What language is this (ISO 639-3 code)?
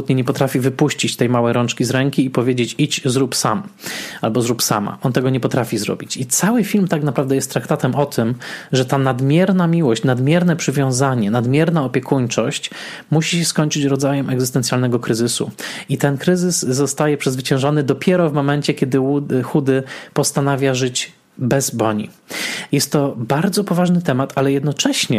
pol